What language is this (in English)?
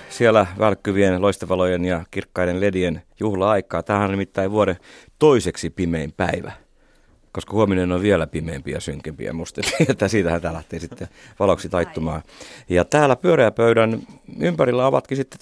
Finnish